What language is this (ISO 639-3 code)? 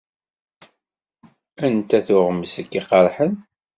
kab